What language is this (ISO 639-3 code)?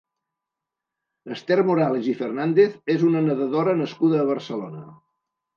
cat